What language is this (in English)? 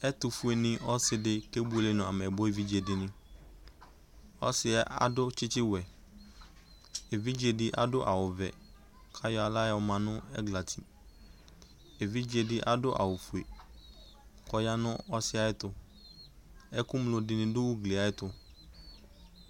Ikposo